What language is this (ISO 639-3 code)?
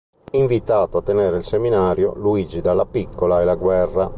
ita